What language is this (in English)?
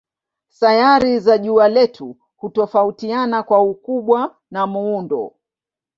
Swahili